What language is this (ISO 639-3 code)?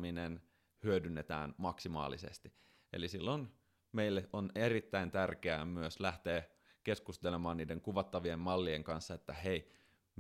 fin